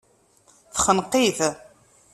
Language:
Kabyle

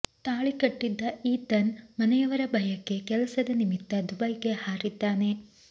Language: Kannada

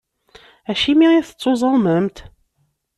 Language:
Kabyle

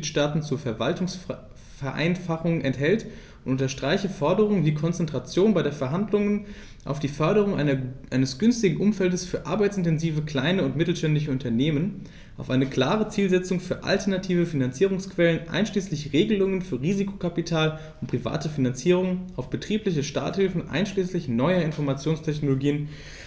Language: German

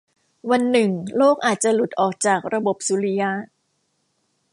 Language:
Thai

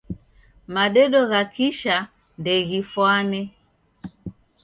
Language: Taita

